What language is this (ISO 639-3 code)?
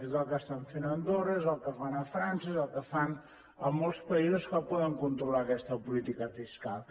cat